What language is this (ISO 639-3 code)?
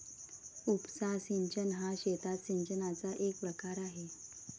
mar